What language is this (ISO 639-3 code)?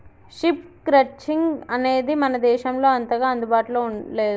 tel